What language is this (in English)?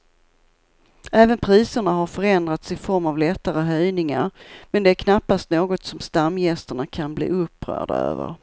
Swedish